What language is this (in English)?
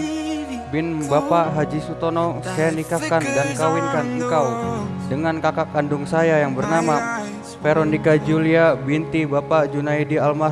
Indonesian